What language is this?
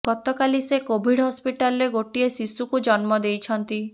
Odia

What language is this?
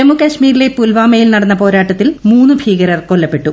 Malayalam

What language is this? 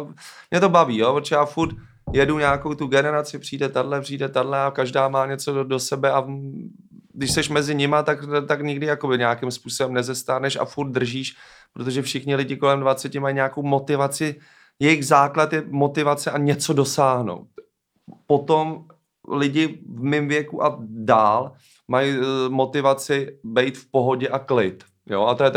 Czech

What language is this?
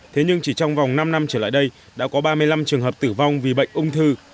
Vietnamese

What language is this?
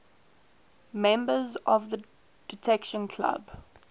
English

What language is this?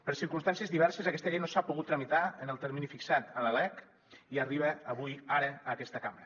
Catalan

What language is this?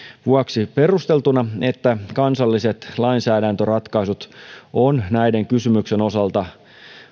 Finnish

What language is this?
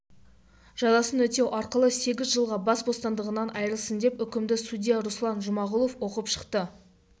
Kazakh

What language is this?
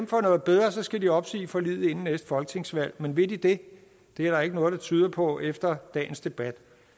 Danish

